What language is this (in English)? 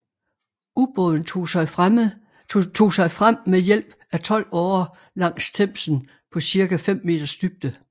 Danish